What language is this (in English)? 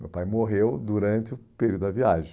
Portuguese